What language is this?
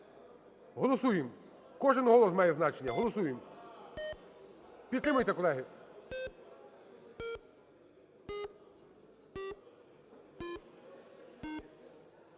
Ukrainian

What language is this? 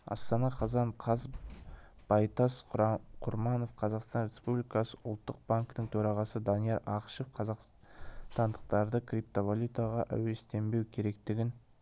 Kazakh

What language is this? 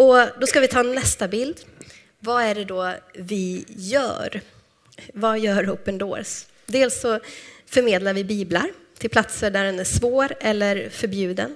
Swedish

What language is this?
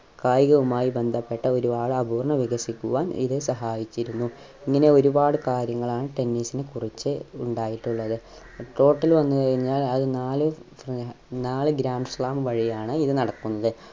Malayalam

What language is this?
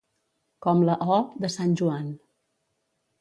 Catalan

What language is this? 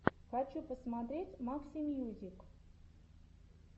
Russian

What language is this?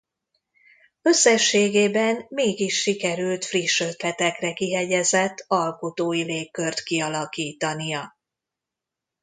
Hungarian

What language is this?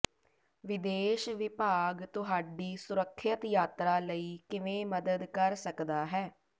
Punjabi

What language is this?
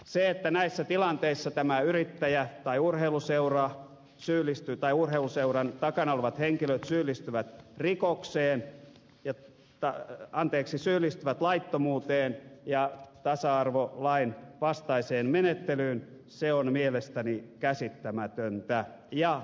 Finnish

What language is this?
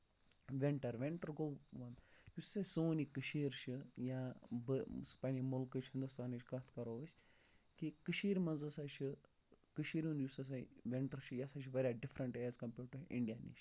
Kashmiri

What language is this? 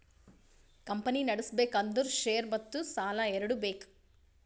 Kannada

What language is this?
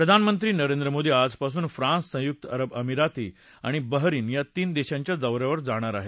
Marathi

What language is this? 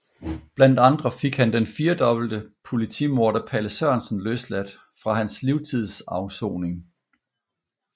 Danish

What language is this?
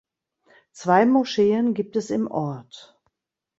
German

